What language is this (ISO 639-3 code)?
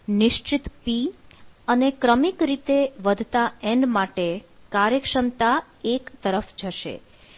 guj